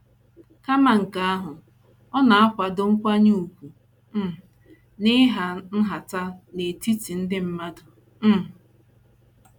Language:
Igbo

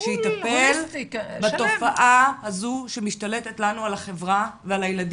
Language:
Hebrew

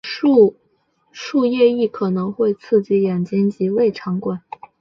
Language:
Chinese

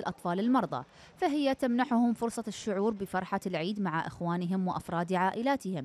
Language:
Arabic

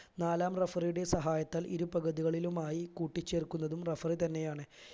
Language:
Malayalam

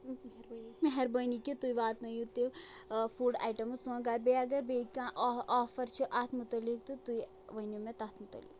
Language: Kashmiri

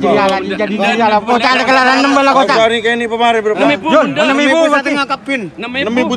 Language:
Indonesian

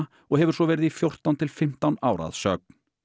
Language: Icelandic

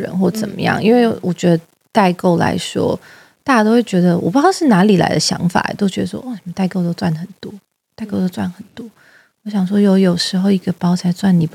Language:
Chinese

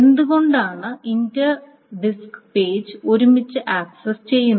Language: Malayalam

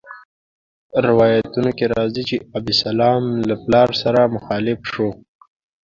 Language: Pashto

